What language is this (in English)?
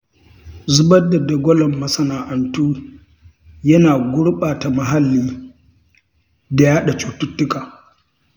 Hausa